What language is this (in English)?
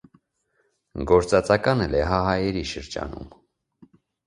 Armenian